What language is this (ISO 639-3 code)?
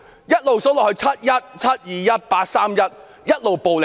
yue